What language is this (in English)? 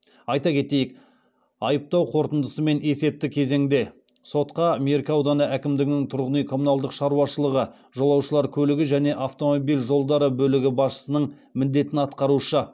Kazakh